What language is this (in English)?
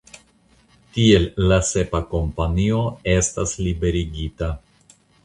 Esperanto